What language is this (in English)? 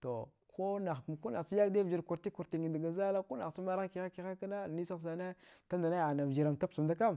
Dghwede